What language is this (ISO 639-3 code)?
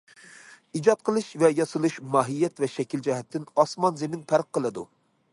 uig